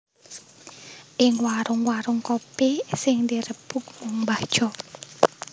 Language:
Javanese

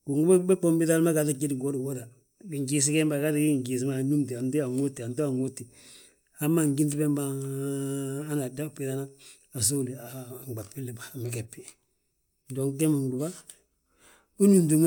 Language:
Balanta-Ganja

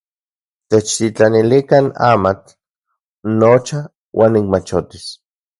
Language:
Central Puebla Nahuatl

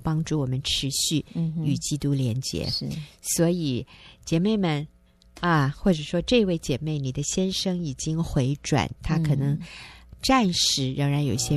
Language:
Chinese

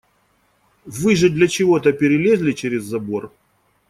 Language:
Russian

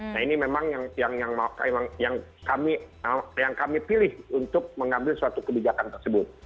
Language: Indonesian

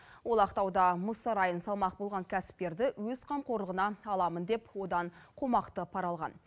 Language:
Kazakh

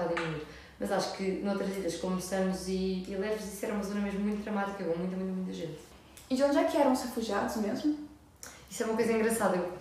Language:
Portuguese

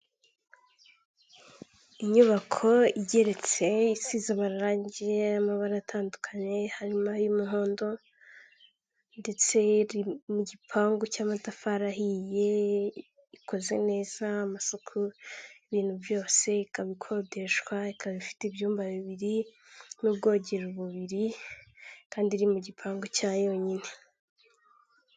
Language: Kinyarwanda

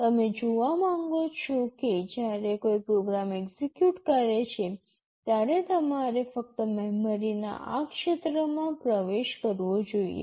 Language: Gujarati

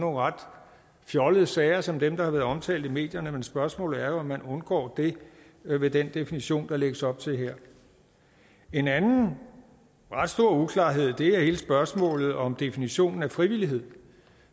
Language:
Danish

